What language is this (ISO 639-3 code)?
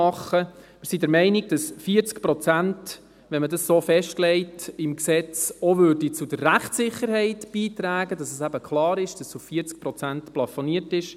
gsw